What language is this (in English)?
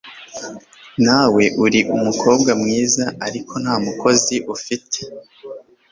Kinyarwanda